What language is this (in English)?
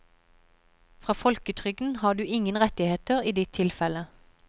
Norwegian